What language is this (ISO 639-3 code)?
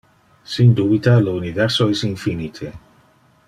ina